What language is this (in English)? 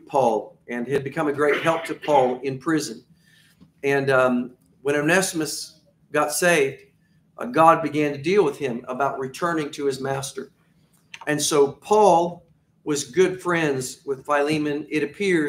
English